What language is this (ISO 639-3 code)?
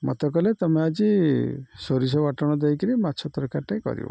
ori